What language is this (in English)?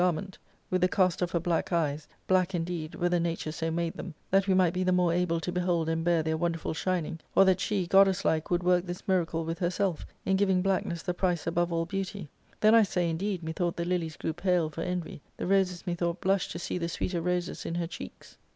English